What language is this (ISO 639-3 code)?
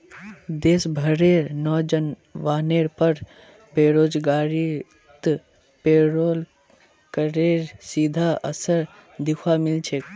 mag